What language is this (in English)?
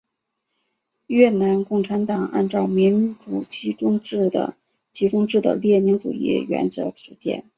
Chinese